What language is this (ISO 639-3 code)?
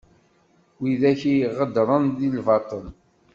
kab